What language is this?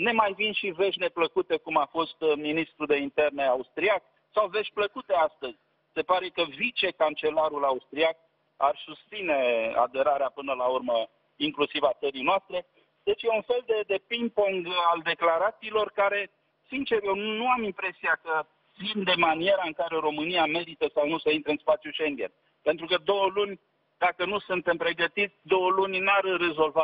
Romanian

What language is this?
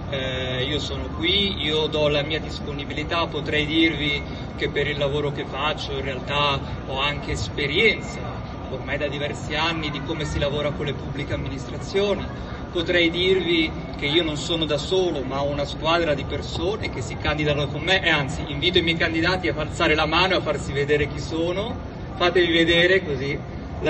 Italian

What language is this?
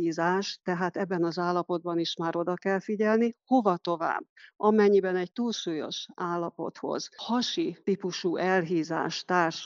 Hungarian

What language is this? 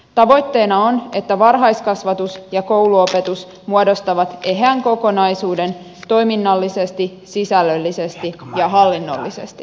Finnish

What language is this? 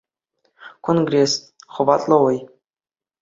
Chuvash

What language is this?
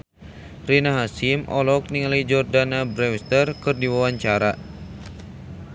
Sundanese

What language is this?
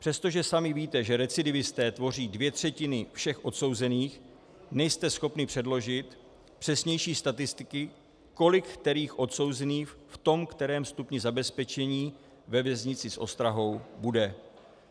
Czech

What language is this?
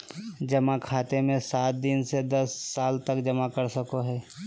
Magahi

